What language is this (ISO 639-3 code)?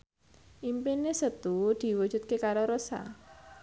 jav